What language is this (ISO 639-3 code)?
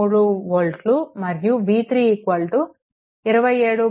tel